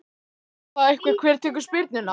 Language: Icelandic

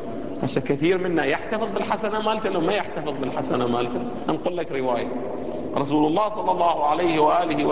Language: Arabic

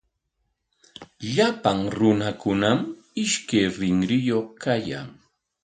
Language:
Corongo Ancash Quechua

